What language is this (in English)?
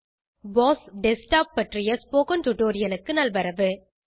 Tamil